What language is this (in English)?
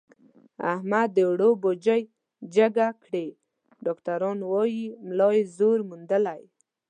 Pashto